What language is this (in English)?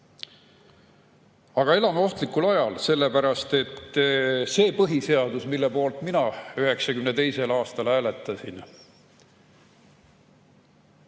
Estonian